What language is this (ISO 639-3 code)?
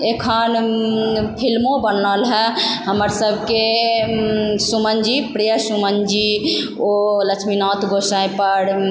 mai